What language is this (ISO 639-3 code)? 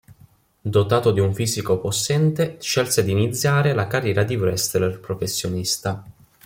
ita